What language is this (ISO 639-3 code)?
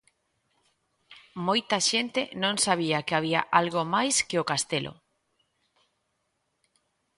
glg